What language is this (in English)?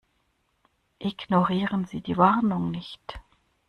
German